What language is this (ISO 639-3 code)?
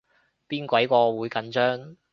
yue